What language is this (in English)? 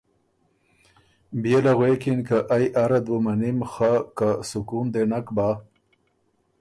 Ormuri